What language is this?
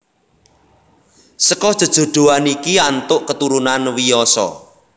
Javanese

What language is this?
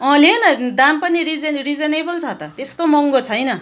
Nepali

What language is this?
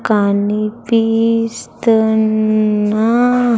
Telugu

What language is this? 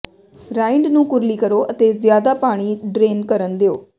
Punjabi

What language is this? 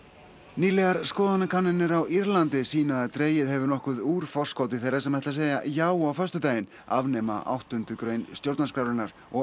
Icelandic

